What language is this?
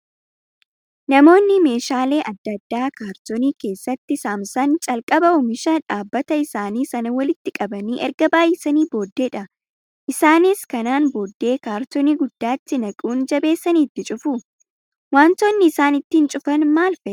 Oromo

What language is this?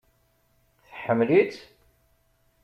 Kabyle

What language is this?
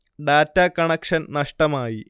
Malayalam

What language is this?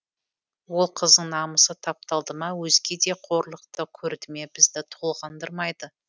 Kazakh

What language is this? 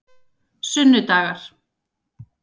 Icelandic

